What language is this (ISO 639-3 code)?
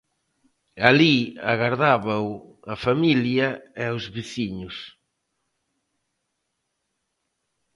glg